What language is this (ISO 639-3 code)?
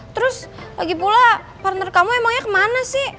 ind